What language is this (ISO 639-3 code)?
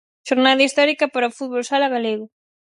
glg